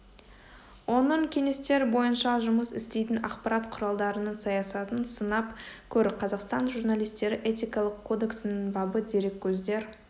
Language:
Kazakh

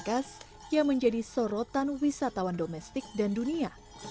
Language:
Indonesian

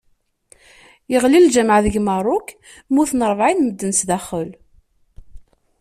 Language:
Kabyle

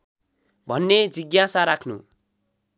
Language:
Nepali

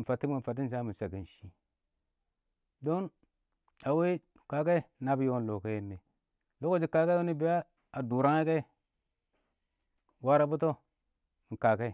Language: Awak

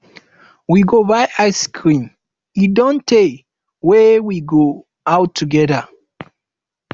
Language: Nigerian Pidgin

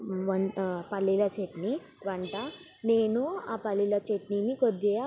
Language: Telugu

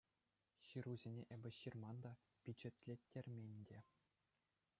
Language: Chuvash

